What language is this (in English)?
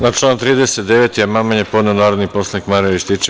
Serbian